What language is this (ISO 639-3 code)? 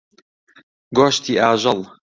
ckb